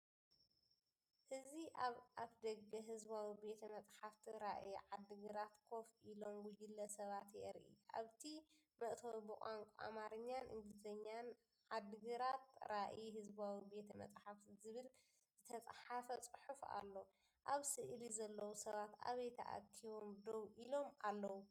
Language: Tigrinya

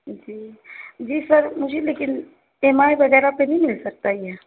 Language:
Urdu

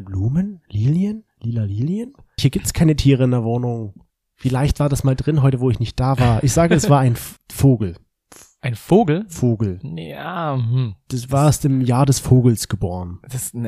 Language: German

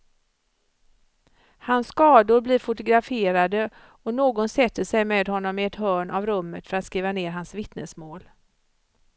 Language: Swedish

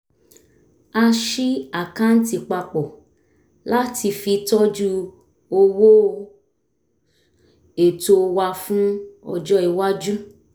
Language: Yoruba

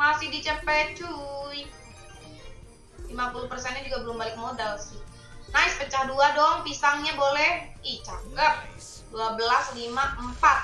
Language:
Indonesian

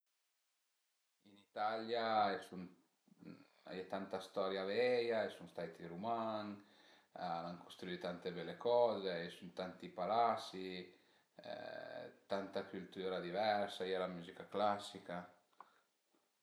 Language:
Piedmontese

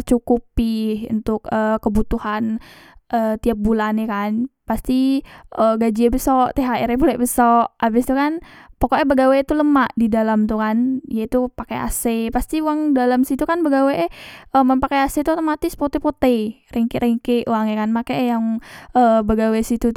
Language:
Musi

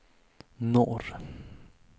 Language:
Swedish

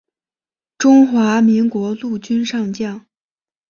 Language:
Chinese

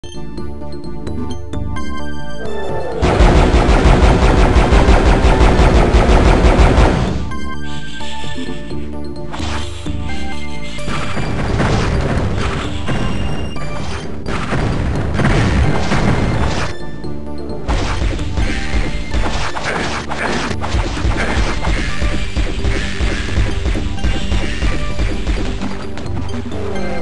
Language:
English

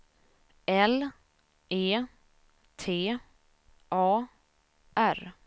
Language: Swedish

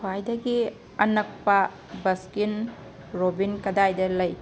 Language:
Manipuri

